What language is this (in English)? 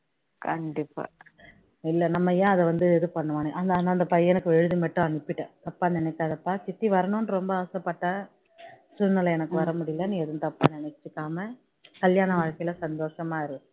Tamil